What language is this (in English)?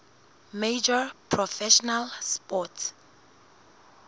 Southern Sotho